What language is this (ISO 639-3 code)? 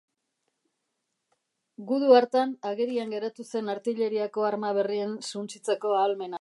eus